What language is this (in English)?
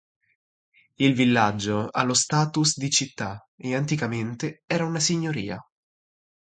Italian